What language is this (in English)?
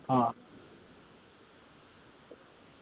Gujarati